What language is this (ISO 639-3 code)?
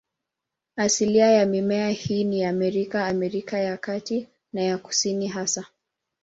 swa